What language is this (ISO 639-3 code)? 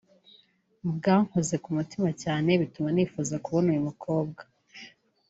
kin